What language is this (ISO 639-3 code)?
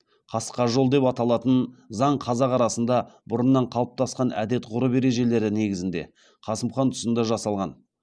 kaz